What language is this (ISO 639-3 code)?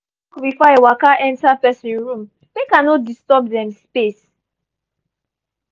pcm